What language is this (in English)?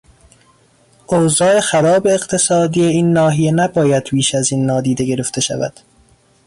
Persian